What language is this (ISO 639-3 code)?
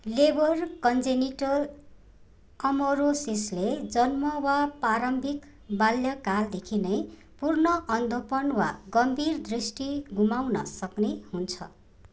nep